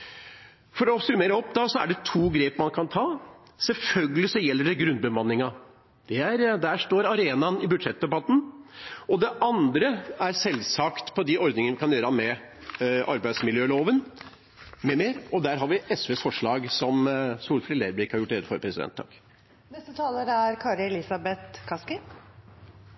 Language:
Norwegian Bokmål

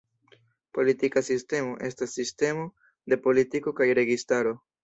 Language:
Esperanto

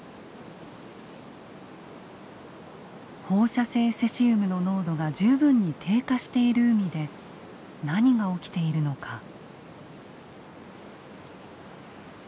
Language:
Japanese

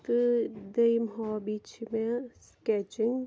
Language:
Kashmiri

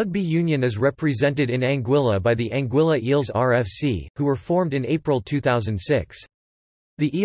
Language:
English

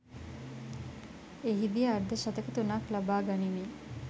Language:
Sinhala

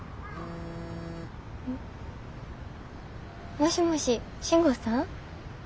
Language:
Japanese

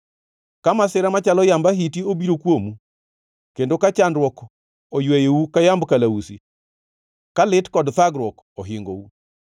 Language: Luo (Kenya and Tanzania)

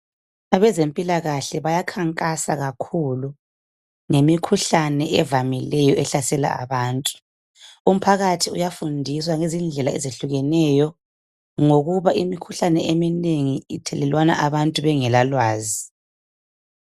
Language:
North Ndebele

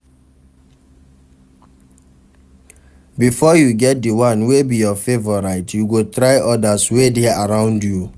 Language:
Nigerian Pidgin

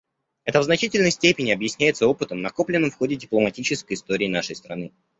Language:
Russian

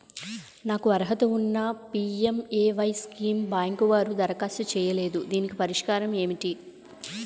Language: Telugu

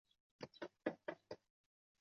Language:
Chinese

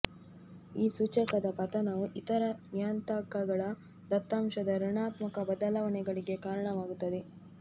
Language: Kannada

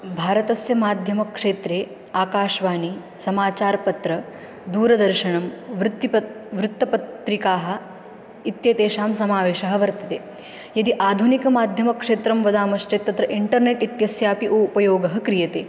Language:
Sanskrit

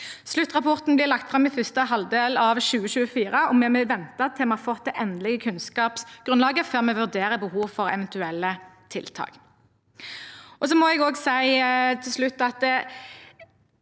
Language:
Norwegian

